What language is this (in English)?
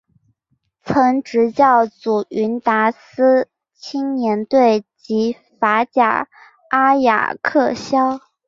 Chinese